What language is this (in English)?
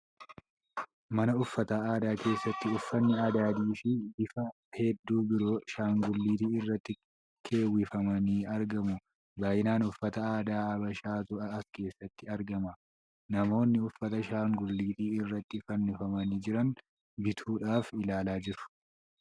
Oromo